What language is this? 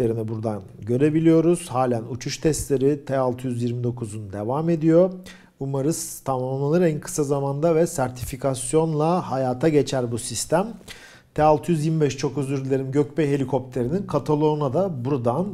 Turkish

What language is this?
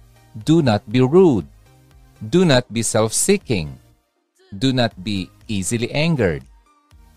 Filipino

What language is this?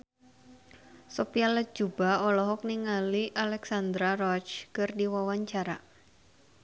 Sundanese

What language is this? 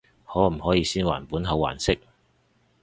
Cantonese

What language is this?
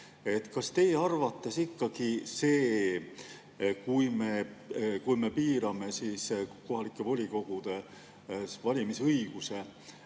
Estonian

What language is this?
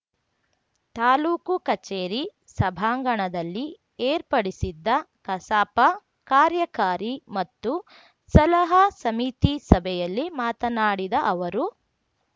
Kannada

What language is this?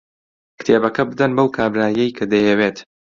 Central Kurdish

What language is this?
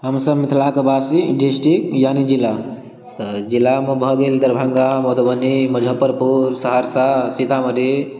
Maithili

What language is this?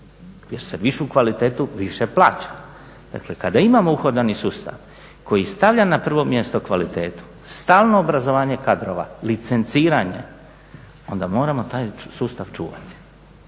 Croatian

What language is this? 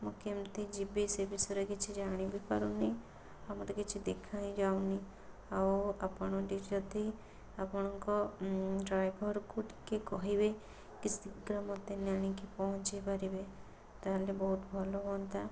Odia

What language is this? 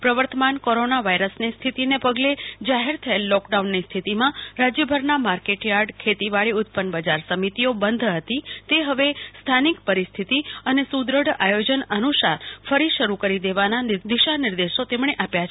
Gujarati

